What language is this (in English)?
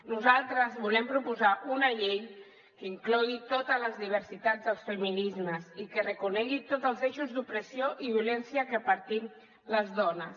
Catalan